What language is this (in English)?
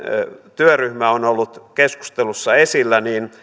Finnish